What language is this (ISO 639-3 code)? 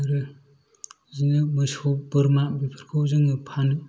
brx